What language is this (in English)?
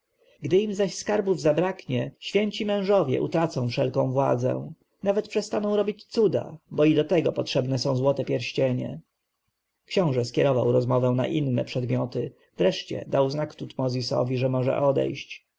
Polish